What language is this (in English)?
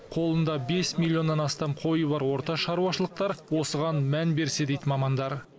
Kazakh